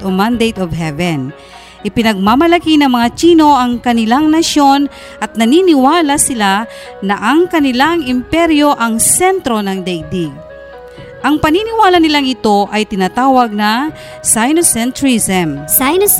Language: Filipino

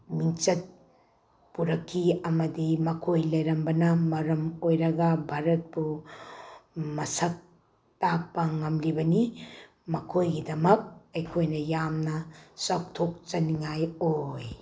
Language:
Manipuri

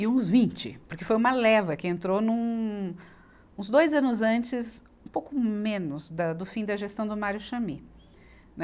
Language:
Portuguese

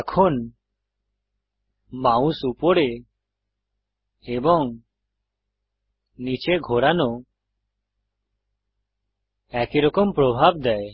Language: Bangla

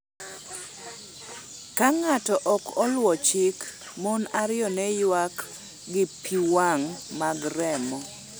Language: Luo (Kenya and Tanzania)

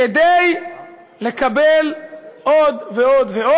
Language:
Hebrew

